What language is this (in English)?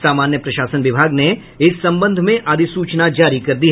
Hindi